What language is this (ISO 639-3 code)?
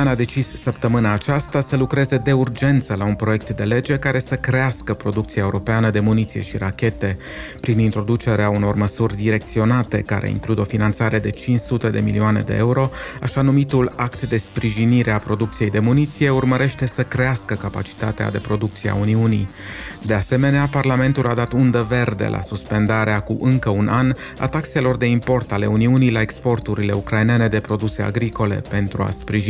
ron